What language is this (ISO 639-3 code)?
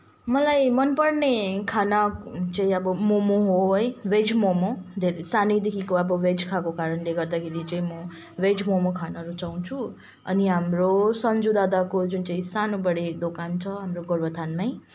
nep